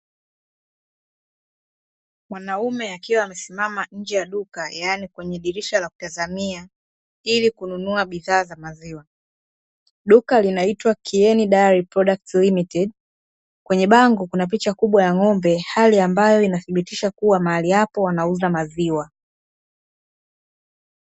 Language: Swahili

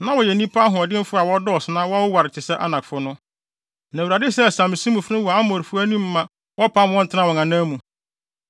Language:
Akan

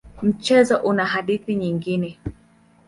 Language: Swahili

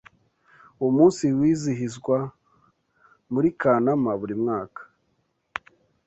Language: Kinyarwanda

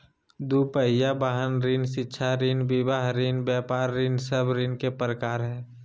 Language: Magahi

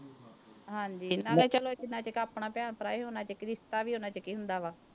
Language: Punjabi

